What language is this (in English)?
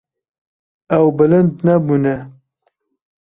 Kurdish